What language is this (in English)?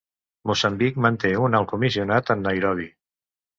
Catalan